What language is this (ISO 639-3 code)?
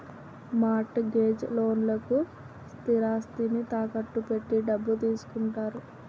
tel